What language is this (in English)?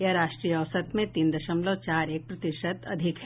Hindi